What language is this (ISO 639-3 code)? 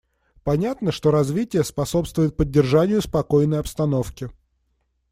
rus